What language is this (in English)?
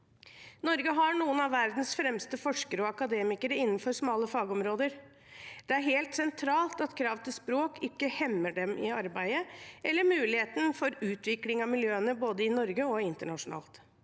Norwegian